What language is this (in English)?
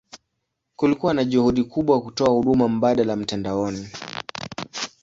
Swahili